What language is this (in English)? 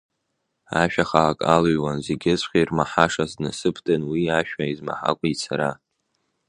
Abkhazian